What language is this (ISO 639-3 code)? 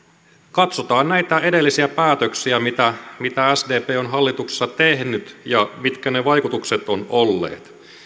fin